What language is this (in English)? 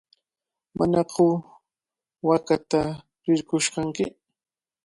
Cajatambo North Lima Quechua